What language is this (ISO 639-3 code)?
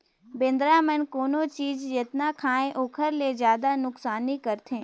hne